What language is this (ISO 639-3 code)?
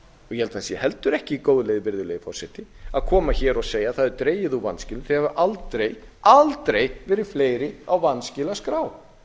isl